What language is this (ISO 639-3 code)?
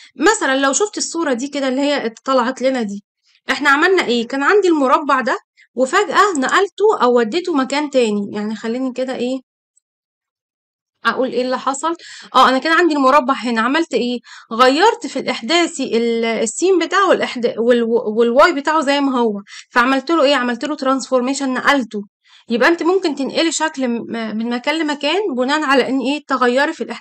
ara